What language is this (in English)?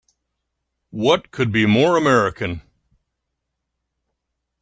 English